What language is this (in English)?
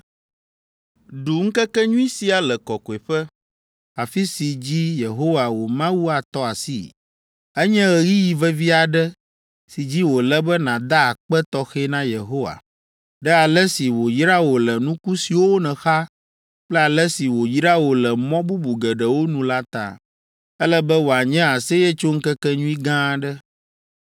Ewe